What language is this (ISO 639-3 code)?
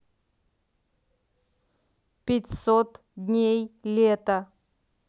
rus